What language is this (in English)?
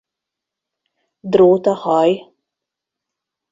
Hungarian